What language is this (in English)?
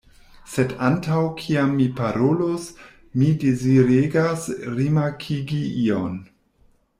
Esperanto